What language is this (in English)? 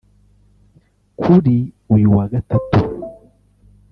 Kinyarwanda